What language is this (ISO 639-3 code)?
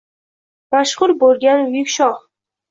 uzb